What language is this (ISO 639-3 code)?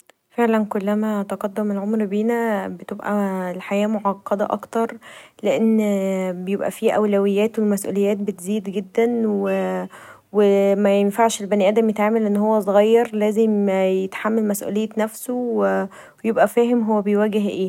arz